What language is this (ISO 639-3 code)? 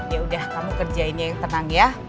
ind